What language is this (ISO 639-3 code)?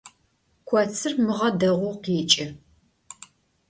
ady